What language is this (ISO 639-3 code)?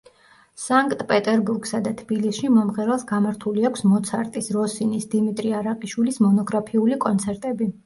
kat